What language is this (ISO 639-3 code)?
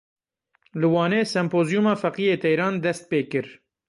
kur